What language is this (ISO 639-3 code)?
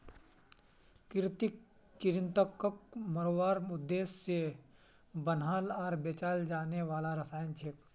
mag